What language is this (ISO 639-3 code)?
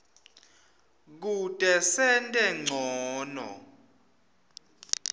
ssw